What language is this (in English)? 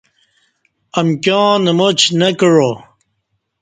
Kati